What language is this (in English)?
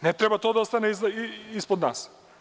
Serbian